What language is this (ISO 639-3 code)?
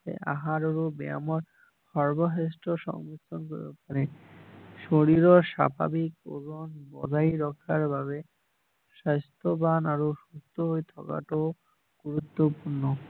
asm